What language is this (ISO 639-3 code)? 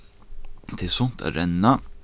fao